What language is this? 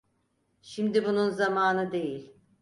Turkish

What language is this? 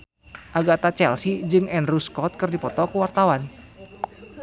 Sundanese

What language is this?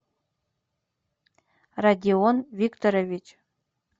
Russian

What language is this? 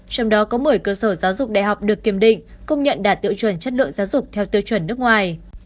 Vietnamese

